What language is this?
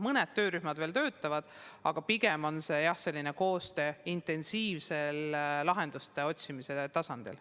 Estonian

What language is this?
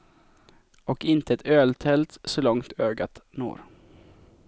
Swedish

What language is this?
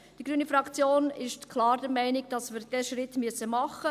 Swiss German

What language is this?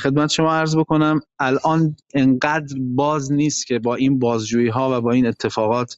Persian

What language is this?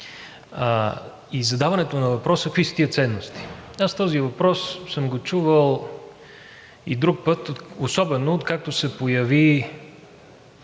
Bulgarian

